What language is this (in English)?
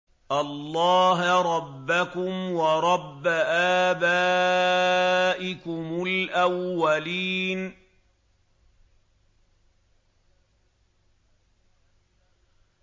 Arabic